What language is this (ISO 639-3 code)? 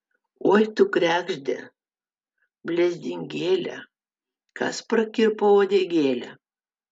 lit